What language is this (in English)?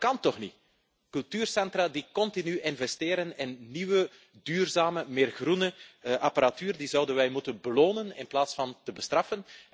Dutch